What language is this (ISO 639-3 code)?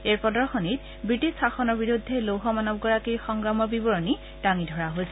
asm